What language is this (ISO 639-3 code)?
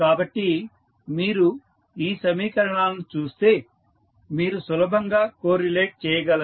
tel